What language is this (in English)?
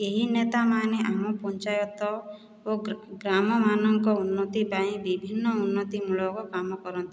Odia